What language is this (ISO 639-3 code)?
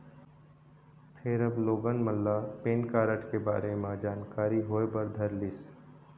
hne